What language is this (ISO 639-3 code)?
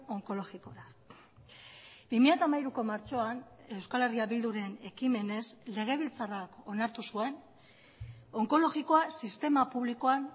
eus